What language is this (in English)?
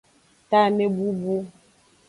Aja (Benin)